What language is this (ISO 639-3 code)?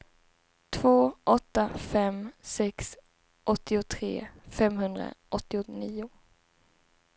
swe